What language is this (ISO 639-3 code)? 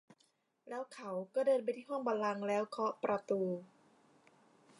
tha